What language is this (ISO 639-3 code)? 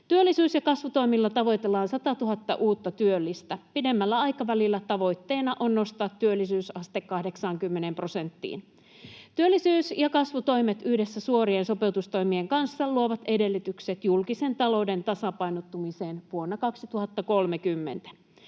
fin